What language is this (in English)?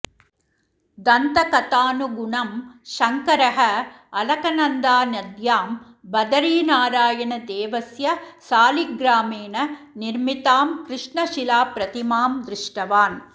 Sanskrit